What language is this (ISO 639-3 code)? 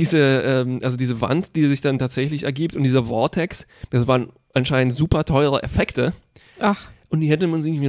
deu